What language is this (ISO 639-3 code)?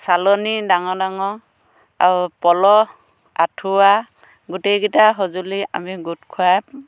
asm